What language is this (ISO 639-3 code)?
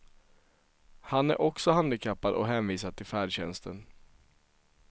swe